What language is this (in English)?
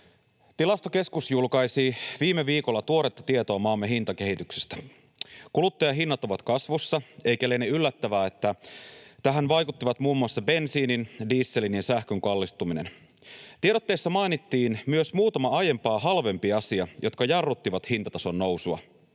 Finnish